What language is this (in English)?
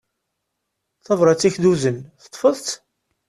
Kabyle